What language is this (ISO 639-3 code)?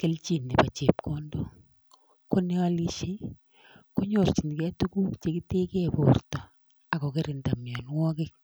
kln